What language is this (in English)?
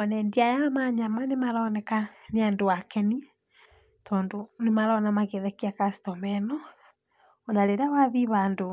Kikuyu